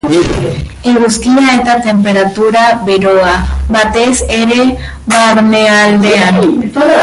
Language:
Basque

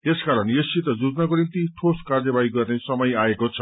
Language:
Nepali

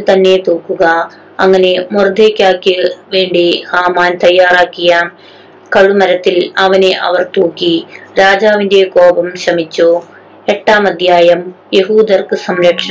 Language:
Malayalam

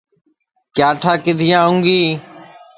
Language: Sansi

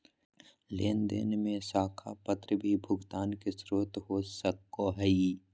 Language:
Magahi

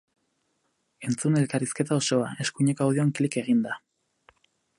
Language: Basque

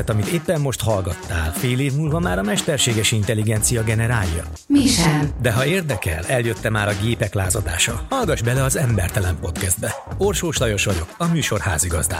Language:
Hungarian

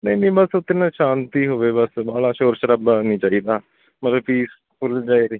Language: Punjabi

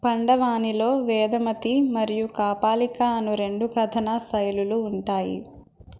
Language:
Telugu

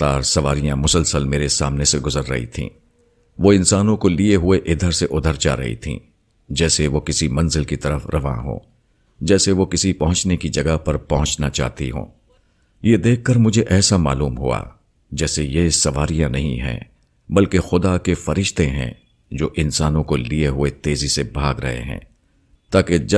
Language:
Urdu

